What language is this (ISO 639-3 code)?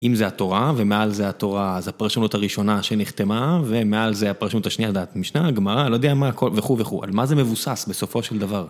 heb